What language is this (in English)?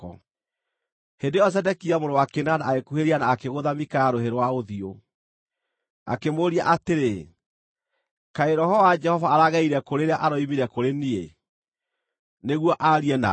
Kikuyu